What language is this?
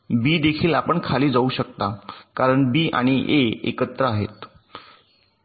Marathi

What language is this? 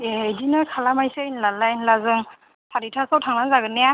Bodo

